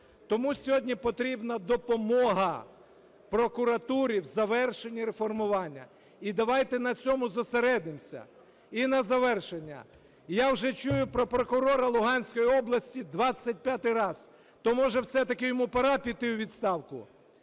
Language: Ukrainian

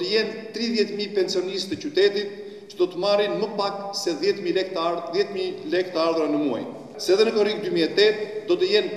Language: Romanian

